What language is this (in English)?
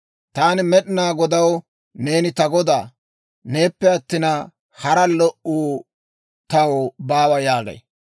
Dawro